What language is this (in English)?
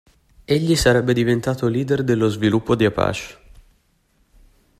Italian